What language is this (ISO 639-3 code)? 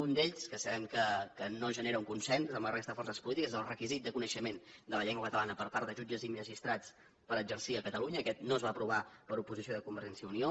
cat